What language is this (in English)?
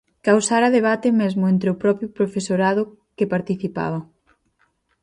Galician